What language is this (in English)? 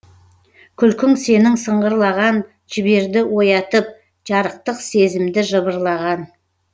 Kazakh